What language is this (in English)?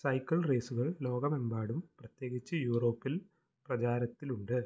Malayalam